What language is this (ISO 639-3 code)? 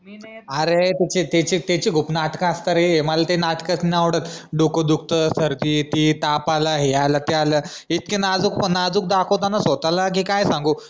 mar